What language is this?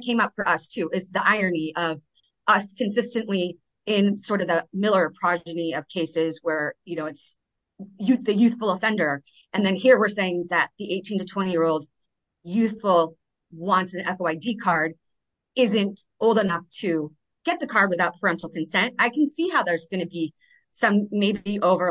English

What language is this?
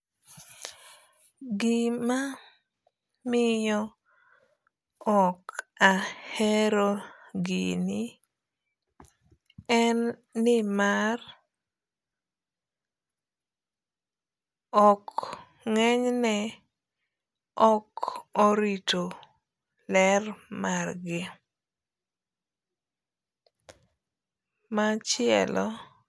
Luo (Kenya and Tanzania)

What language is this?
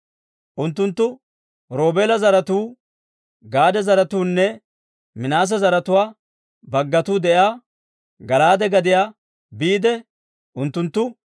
Dawro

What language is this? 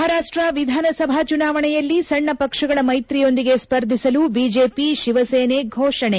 Kannada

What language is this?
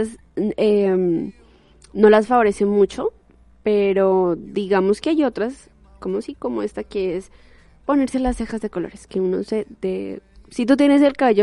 Spanish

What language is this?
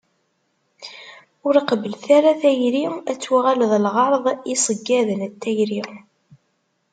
Kabyle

